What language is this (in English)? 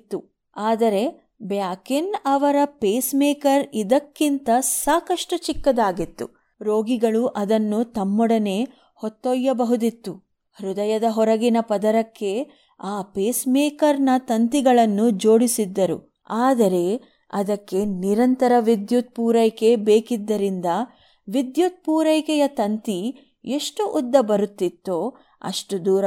Kannada